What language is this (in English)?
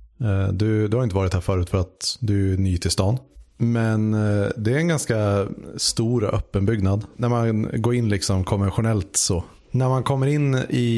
Swedish